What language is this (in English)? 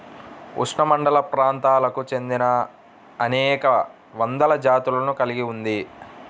Telugu